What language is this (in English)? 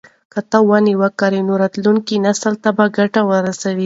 Pashto